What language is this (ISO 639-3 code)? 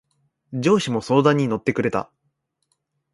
jpn